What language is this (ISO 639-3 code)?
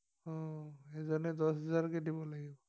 asm